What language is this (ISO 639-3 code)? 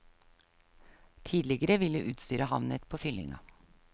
nor